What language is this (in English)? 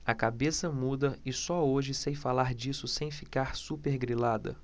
Portuguese